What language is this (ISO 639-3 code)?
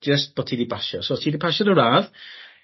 cym